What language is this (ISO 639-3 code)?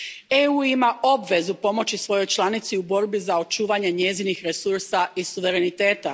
hrv